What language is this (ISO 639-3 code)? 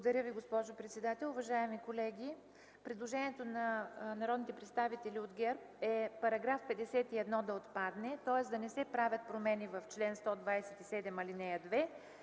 bul